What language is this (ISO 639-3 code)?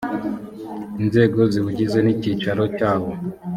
kin